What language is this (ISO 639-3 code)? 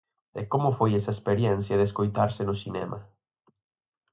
glg